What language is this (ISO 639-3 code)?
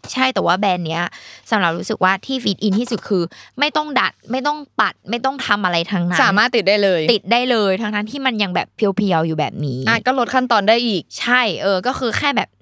tha